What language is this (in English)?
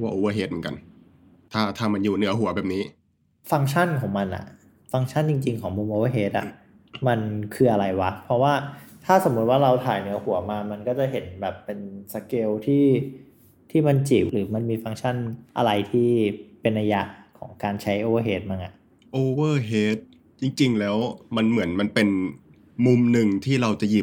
Thai